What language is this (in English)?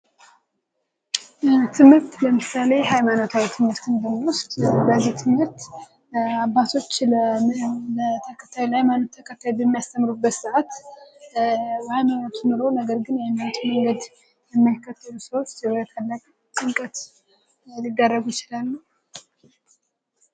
Amharic